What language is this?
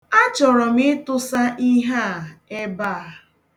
Igbo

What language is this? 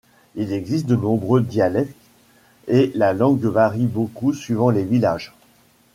French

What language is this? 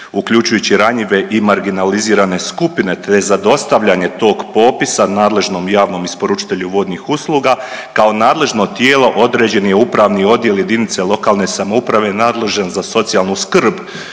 Croatian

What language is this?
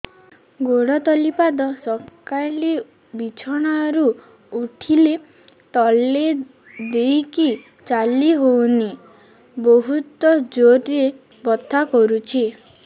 Odia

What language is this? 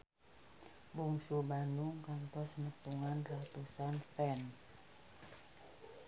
Sundanese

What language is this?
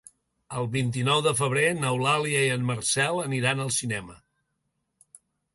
Catalan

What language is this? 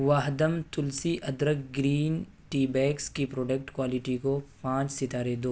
Urdu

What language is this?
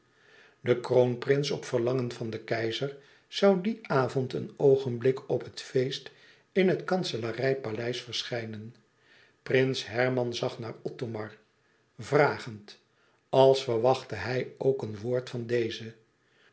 Dutch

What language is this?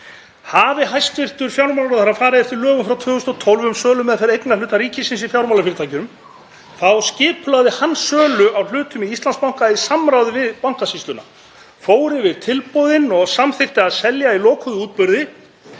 Icelandic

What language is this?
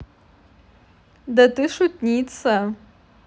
Russian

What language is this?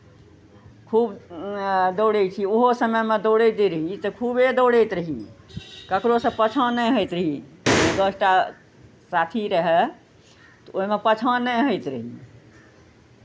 Maithili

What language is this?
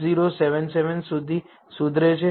Gujarati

